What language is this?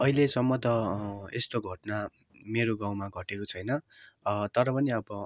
Nepali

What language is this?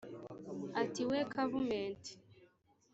Kinyarwanda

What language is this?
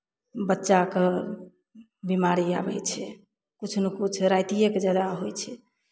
Maithili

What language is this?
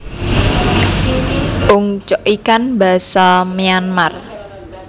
Javanese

